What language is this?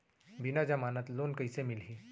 Chhattisgarhi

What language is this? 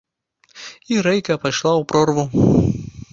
Belarusian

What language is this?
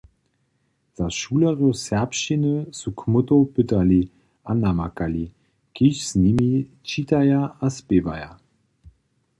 Upper Sorbian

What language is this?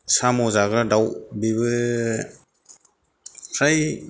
Bodo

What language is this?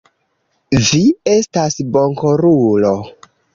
Esperanto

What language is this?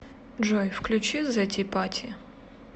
Russian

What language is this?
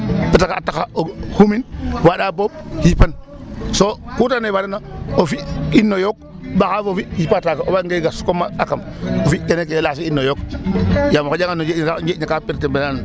Serer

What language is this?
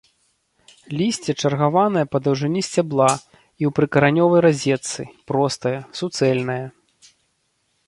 Belarusian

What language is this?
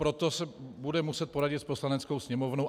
Czech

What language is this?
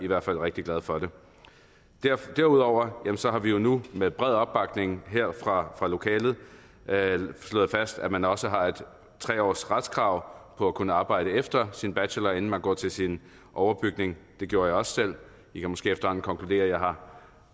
Danish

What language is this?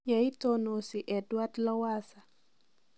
Kalenjin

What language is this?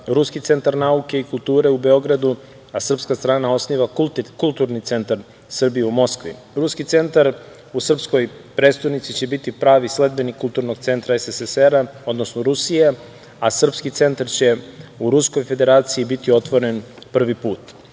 Serbian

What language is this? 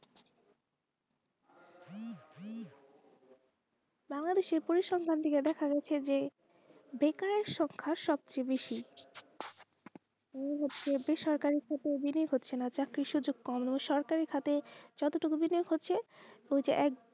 Bangla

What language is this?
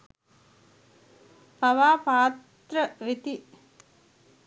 Sinhala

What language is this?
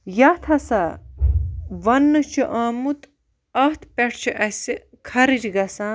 Kashmiri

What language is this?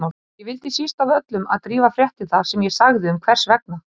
Icelandic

